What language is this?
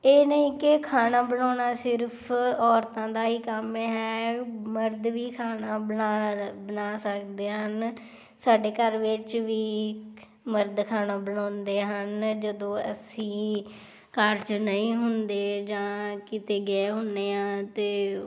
Punjabi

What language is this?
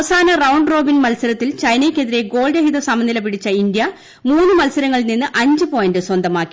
Malayalam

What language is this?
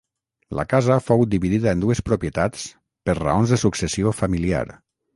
Catalan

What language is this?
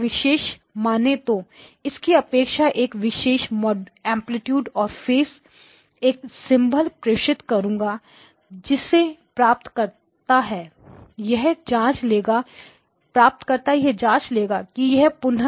Hindi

